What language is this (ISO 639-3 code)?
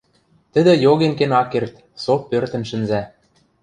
mrj